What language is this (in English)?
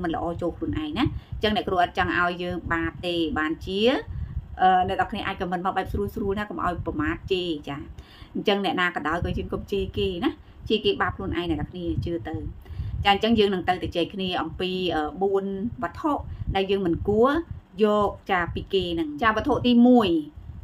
Thai